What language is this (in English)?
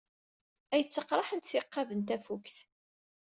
Kabyle